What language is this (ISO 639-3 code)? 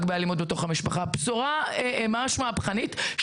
heb